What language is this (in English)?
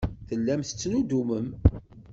Kabyle